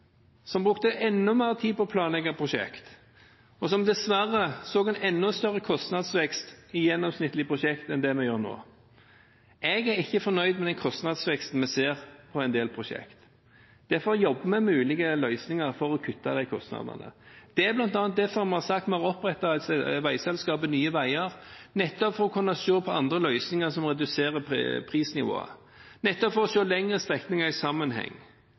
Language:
Norwegian Bokmål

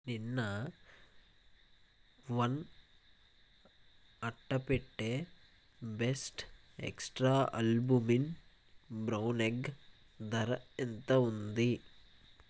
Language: Telugu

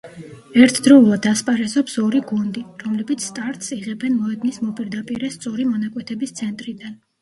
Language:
Georgian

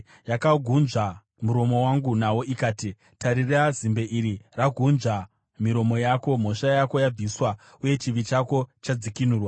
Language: Shona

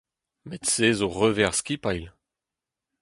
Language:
Breton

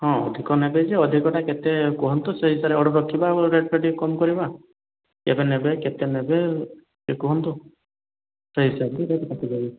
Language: Odia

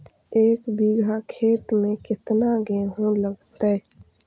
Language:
Magahi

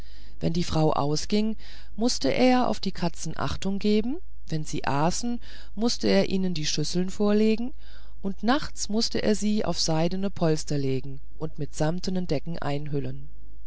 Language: German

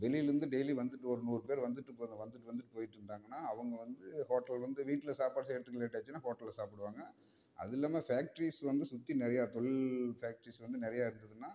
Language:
Tamil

